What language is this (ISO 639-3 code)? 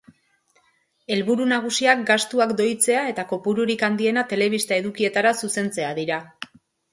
eus